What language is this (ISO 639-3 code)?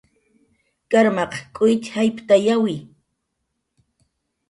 jqr